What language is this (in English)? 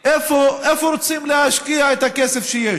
Hebrew